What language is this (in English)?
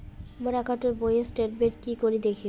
Bangla